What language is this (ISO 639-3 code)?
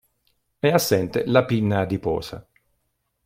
ita